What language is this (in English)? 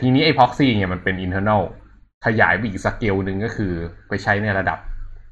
Thai